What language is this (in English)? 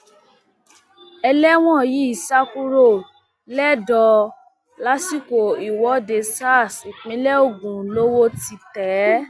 Yoruba